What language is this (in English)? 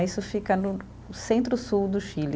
Portuguese